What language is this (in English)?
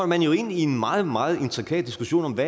Danish